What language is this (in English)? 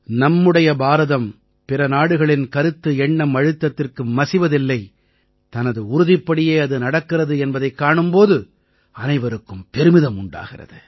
Tamil